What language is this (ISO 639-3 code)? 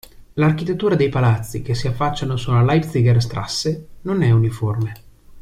ita